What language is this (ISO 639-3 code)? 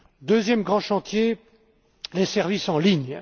fra